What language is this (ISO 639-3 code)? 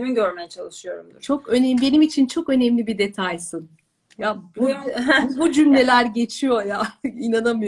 tur